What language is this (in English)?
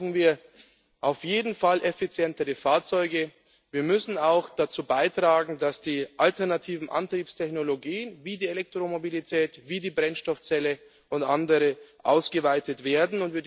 German